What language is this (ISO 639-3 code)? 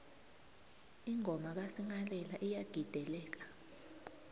nbl